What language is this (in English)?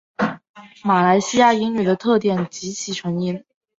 Chinese